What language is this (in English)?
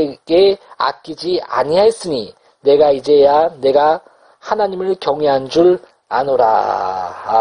Korean